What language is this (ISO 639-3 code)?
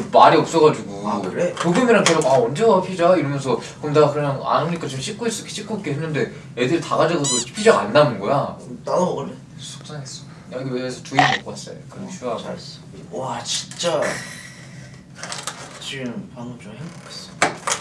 kor